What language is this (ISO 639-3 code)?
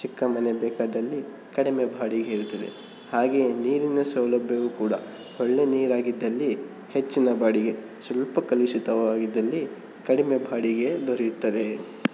kan